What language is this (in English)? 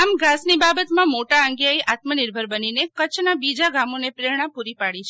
Gujarati